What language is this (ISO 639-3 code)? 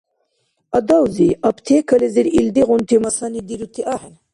dar